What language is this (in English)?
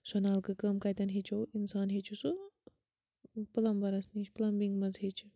Kashmiri